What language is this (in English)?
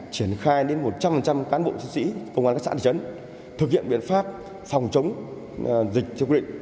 Vietnamese